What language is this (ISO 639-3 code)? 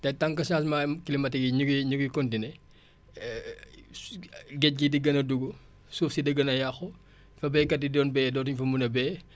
wol